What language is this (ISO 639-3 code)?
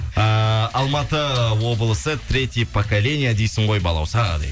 kaz